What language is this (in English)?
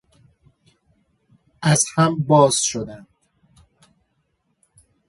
Persian